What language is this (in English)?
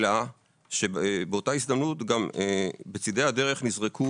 Hebrew